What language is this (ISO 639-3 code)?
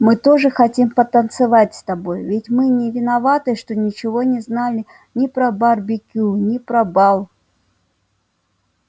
rus